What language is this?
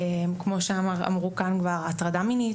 Hebrew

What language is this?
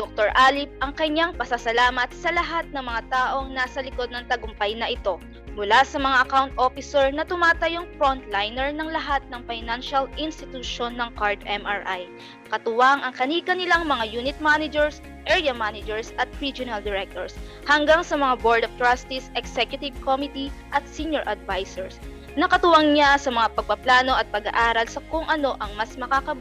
Filipino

